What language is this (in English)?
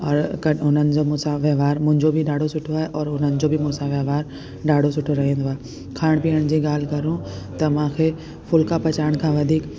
Sindhi